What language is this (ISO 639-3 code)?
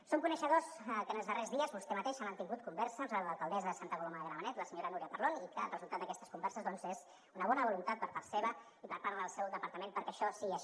cat